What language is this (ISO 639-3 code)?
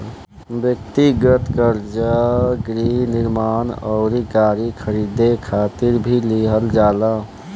bho